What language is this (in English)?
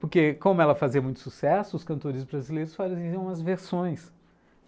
Portuguese